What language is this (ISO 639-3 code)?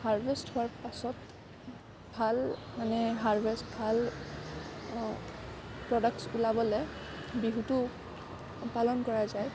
asm